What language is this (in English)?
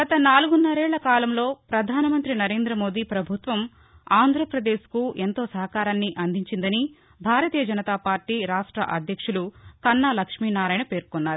Telugu